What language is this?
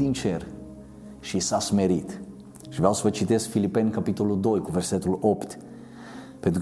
Romanian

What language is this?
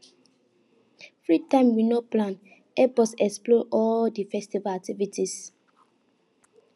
Nigerian Pidgin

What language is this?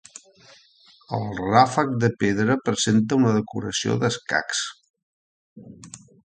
Catalan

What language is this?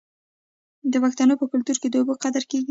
Pashto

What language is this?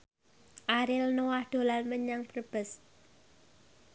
Javanese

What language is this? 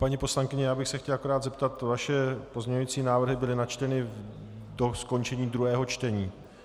Czech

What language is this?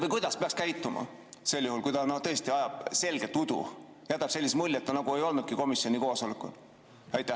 Estonian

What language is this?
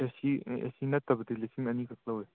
Manipuri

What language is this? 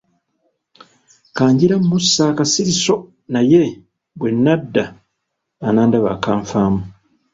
Ganda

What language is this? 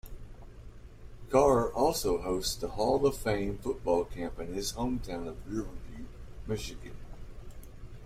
English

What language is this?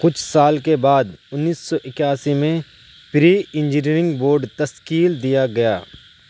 Urdu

